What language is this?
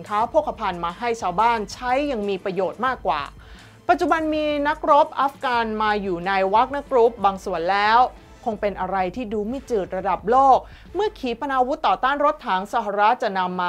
Thai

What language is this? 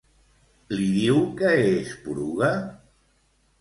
Catalan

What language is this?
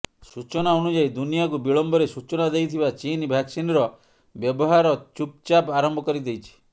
Odia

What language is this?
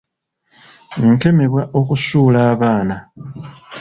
Ganda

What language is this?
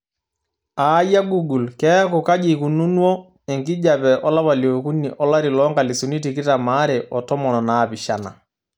Masai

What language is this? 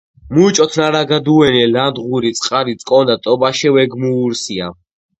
Georgian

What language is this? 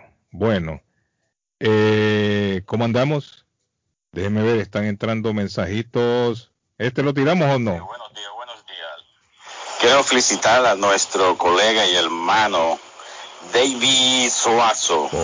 Spanish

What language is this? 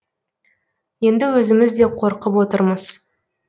Kazakh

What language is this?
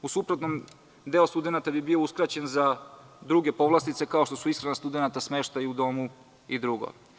Serbian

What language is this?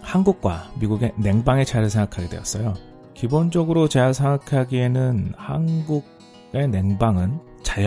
Korean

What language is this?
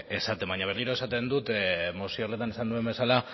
Basque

